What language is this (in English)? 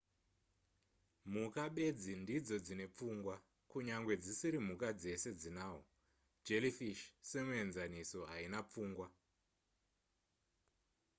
Shona